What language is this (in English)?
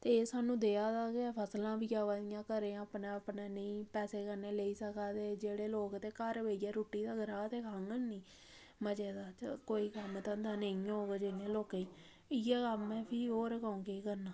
Dogri